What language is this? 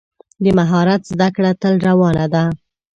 Pashto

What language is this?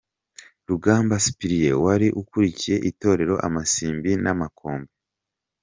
Kinyarwanda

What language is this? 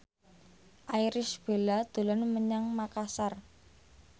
Javanese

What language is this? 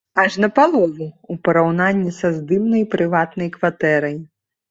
Belarusian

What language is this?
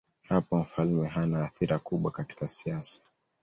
Swahili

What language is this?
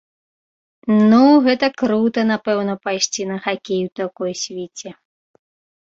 Belarusian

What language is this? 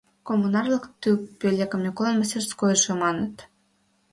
Mari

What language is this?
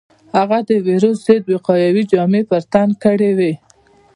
Pashto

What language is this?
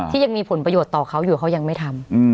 Thai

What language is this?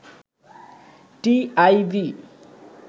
Bangla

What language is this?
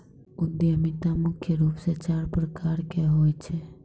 Maithili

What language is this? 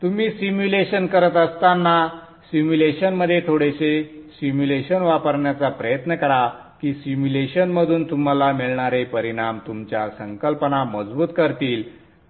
Marathi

